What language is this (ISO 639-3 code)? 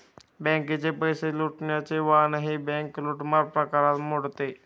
mar